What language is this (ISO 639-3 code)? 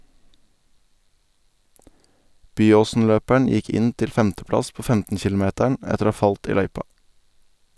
nor